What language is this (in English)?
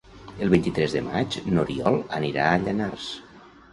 Catalan